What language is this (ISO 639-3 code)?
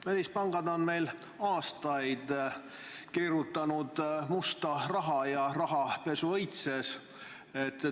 est